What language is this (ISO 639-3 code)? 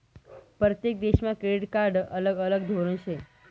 mar